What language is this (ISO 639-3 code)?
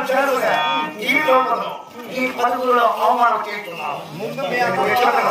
tha